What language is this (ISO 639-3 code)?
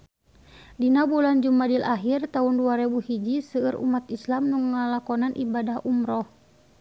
sun